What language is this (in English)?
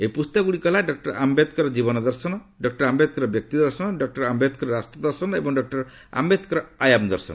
Odia